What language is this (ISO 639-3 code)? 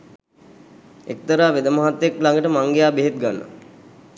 sin